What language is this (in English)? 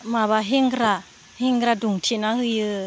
Bodo